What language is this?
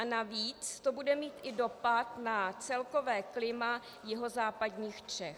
Czech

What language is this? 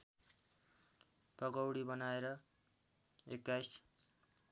Nepali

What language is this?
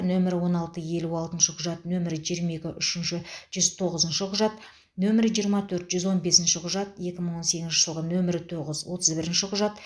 Kazakh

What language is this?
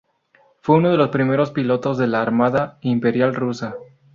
Spanish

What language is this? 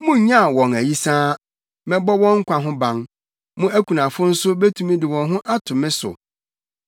Akan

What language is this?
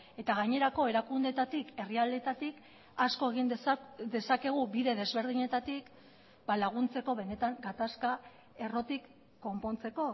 Basque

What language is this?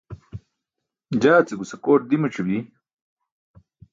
Burushaski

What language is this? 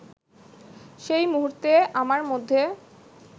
Bangla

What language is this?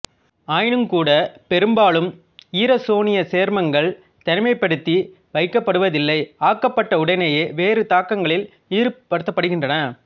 Tamil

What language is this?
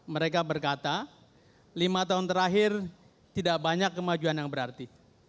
Indonesian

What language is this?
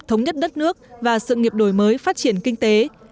Vietnamese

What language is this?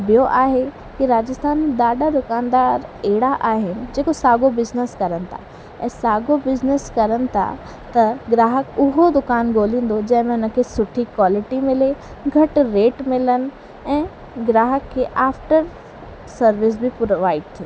Sindhi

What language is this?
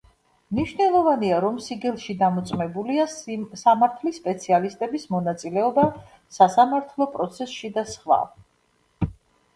Georgian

